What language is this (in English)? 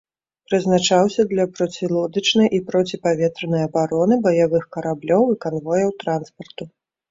Belarusian